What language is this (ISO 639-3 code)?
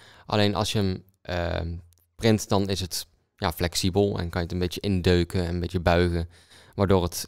nld